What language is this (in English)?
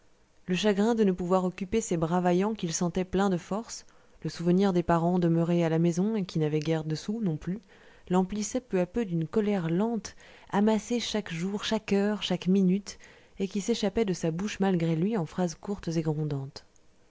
French